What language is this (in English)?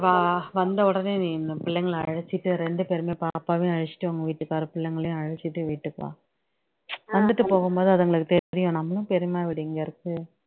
Tamil